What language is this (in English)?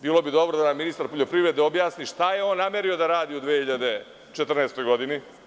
Serbian